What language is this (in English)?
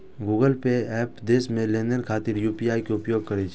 Maithili